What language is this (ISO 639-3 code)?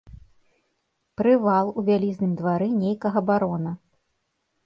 bel